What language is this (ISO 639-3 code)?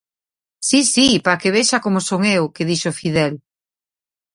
glg